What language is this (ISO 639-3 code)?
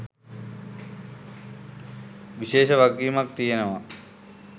sin